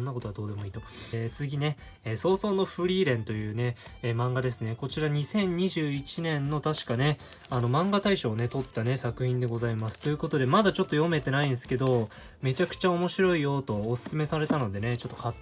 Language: Japanese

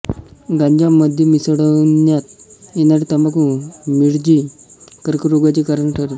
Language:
Marathi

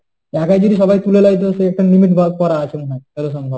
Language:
Bangla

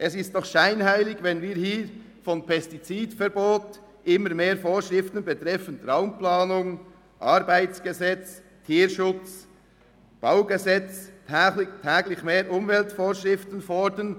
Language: Swiss German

